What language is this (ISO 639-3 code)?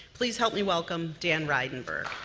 eng